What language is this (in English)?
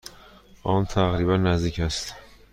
Persian